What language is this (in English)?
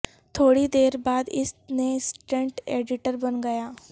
Urdu